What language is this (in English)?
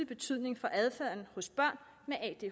Danish